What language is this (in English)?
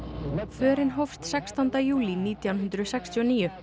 Icelandic